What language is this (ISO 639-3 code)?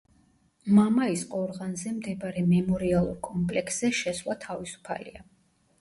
kat